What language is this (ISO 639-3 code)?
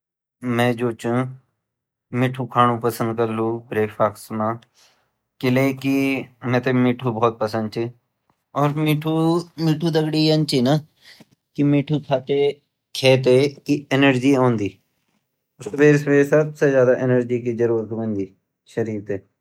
gbm